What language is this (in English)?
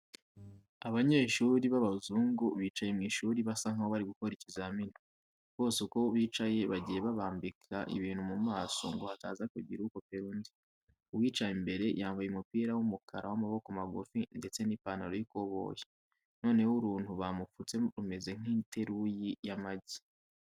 Kinyarwanda